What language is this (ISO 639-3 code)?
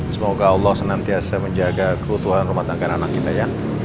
ind